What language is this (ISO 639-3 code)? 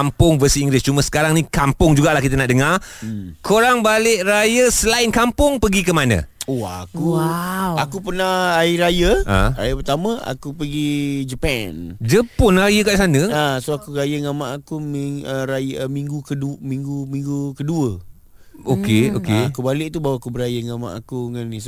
msa